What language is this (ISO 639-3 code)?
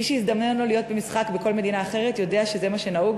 heb